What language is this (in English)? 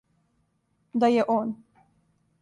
Serbian